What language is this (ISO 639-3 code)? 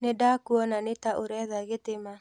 kik